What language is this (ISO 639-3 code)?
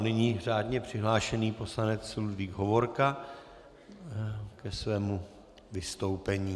ces